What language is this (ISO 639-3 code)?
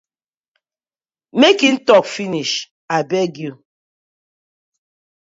pcm